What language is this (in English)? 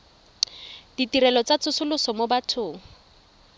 Tswana